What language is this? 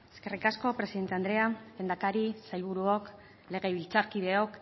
Basque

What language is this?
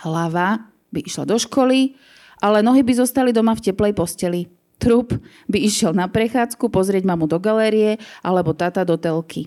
Slovak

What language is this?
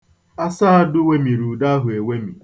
Igbo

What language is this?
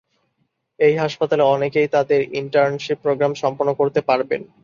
Bangla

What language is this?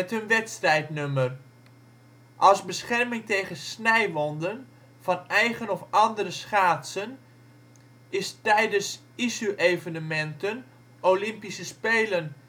Dutch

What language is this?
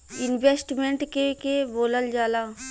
Bhojpuri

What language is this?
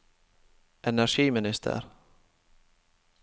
Norwegian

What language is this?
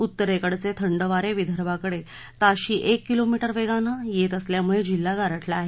Marathi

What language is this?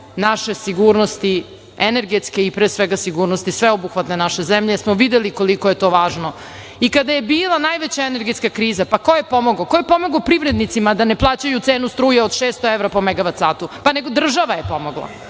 Serbian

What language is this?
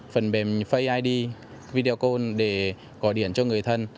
Vietnamese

